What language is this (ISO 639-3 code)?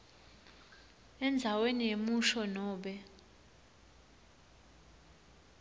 ssw